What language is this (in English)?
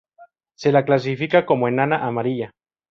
Spanish